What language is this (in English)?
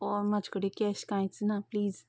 Konkani